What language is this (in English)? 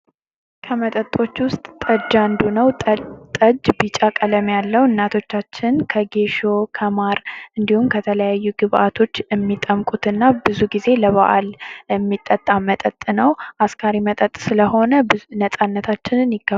Amharic